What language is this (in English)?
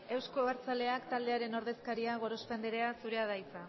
Basque